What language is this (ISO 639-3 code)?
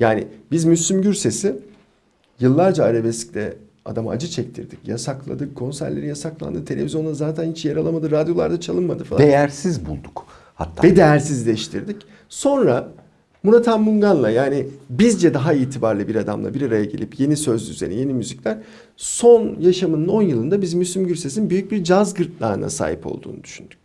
tur